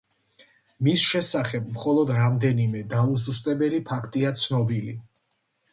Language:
Georgian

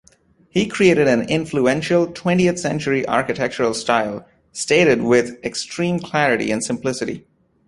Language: English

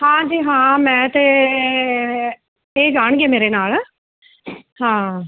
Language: Punjabi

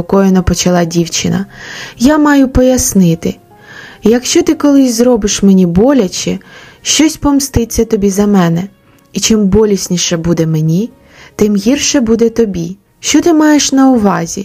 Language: Ukrainian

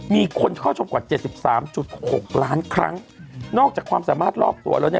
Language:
Thai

